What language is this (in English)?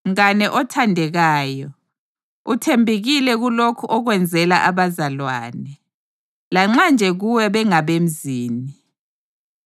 North Ndebele